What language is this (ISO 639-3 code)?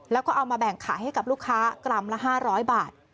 tha